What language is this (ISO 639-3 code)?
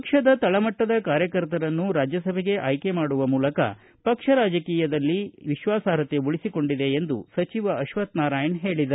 kan